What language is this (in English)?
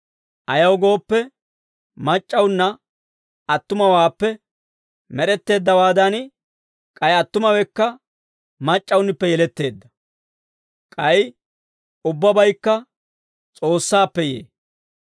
Dawro